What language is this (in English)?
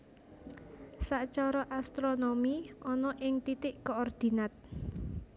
Javanese